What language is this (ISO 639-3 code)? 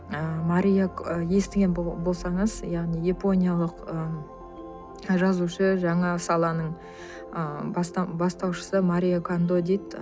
kaz